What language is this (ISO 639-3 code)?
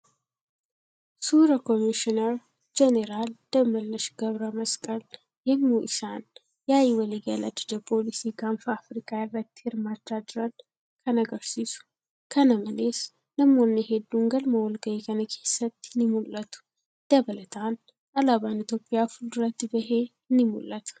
orm